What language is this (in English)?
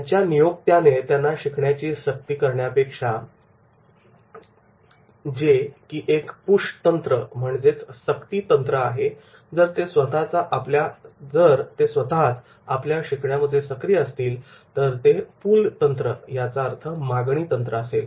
Marathi